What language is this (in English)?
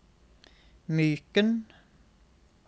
Norwegian